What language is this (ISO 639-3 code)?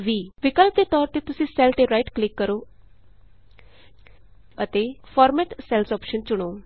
pan